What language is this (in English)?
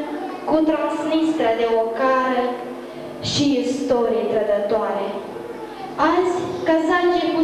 Romanian